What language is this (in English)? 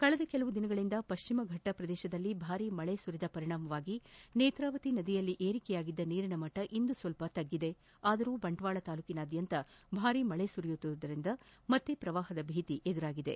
Kannada